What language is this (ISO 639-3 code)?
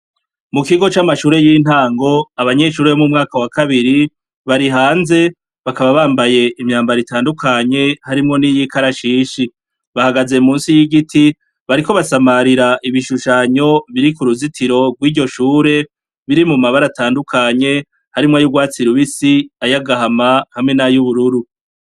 run